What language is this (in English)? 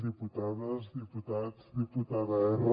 Catalan